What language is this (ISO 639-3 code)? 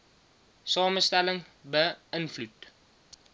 afr